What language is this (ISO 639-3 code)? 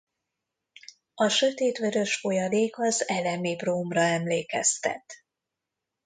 hun